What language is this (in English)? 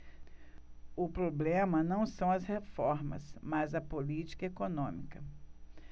Portuguese